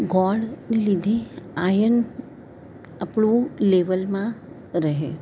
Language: Gujarati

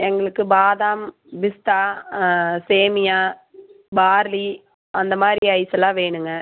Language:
Tamil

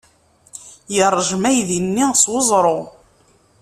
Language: Kabyle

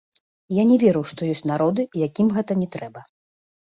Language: Belarusian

